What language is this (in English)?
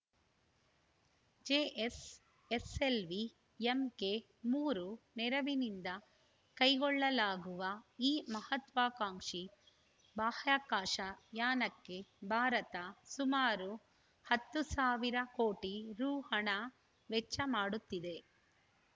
Kannada